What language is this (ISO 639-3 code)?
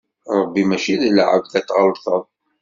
kab